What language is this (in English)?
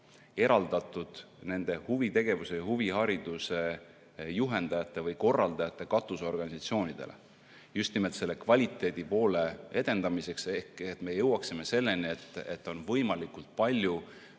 Estonian